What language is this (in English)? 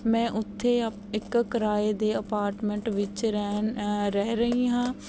Punjabi